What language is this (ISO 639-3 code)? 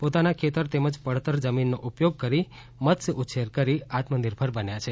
guj